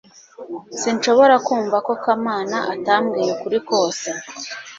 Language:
Kinyarwanda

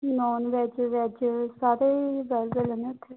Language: Punjabi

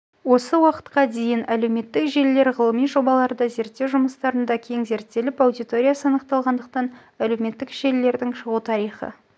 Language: Kazakh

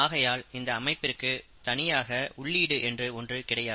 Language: Tamil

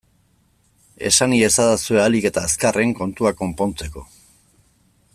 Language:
Basque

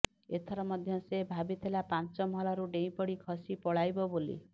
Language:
Odia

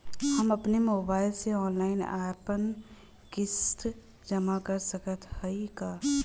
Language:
Bhojpuri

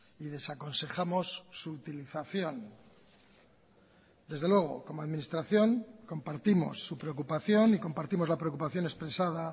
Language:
Spanish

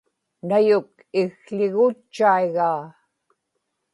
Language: Inupiaq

